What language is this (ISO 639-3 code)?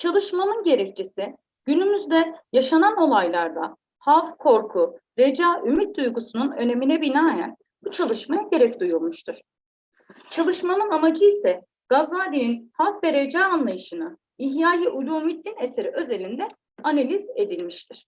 tur